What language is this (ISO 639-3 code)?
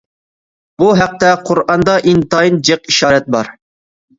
uig